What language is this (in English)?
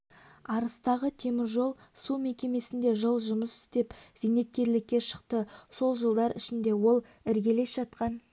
Kazakh